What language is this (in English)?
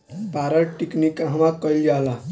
Bhojpuri